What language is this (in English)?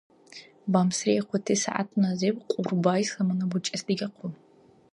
Dargwa